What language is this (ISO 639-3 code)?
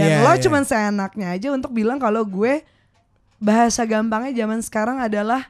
ind